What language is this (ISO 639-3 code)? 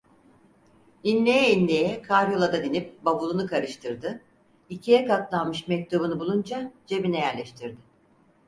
tur